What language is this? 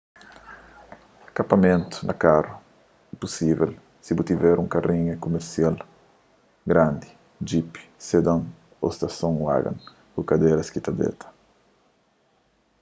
Kabuverdianu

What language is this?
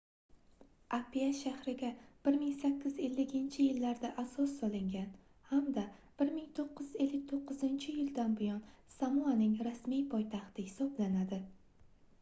Uzbek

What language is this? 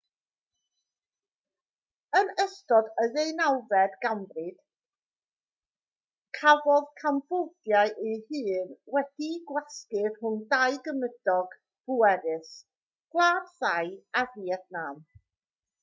Welsh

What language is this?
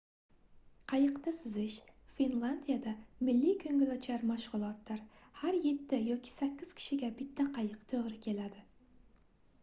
Uzbek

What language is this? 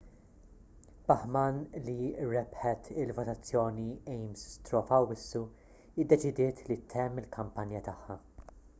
Maltese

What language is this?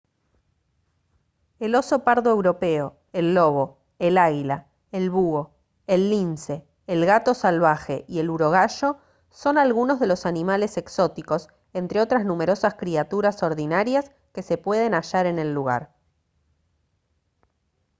Spanish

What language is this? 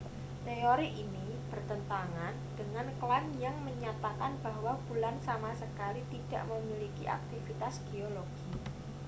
Indonesian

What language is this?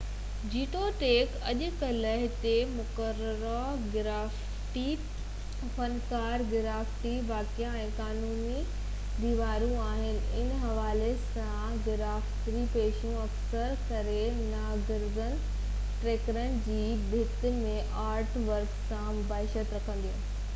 Sindhi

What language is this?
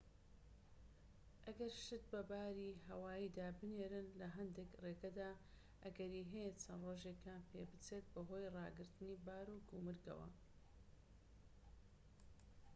Central Kurdish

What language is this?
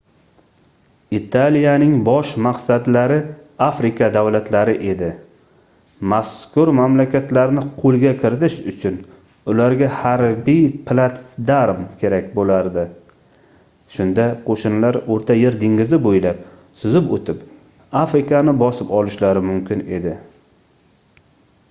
Uzbek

